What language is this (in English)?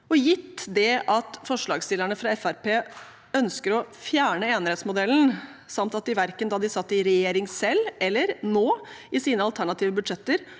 Norwegian